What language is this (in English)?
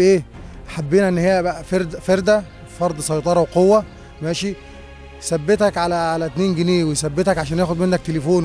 Arabic